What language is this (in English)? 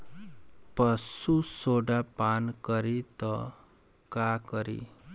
Bhojpuri